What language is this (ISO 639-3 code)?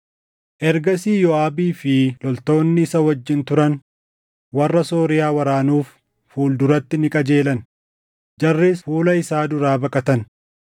orm